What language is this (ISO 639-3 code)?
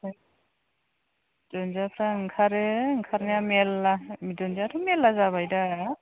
brx